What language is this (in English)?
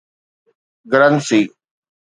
Sindhi